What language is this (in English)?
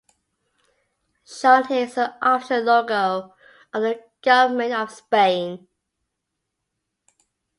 English